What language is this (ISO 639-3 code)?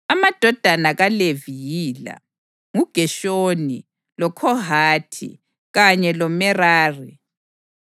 nde